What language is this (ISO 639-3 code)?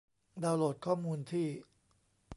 tha